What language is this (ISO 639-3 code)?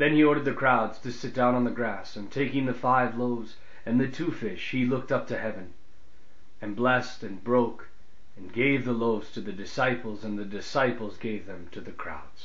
eng